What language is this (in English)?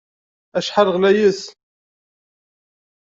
Kabyle